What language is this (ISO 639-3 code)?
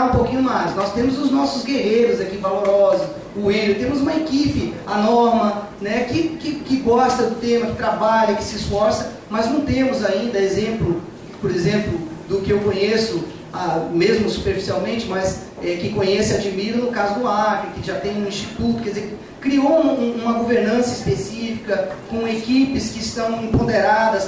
por